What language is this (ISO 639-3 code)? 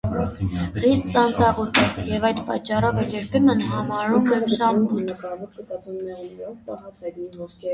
hye